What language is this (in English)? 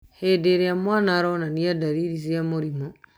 Kikuyu